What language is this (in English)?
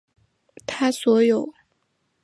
Chinese